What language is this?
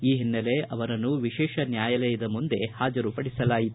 Kannada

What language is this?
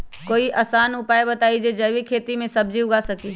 Magahi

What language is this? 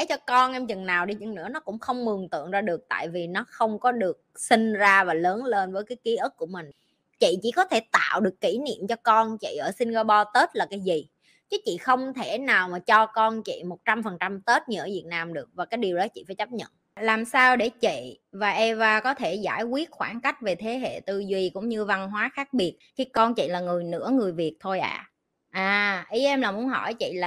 Vietnamese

